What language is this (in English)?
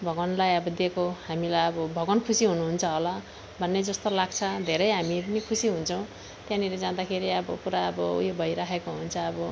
Nepali